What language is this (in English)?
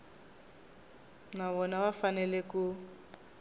Tsonga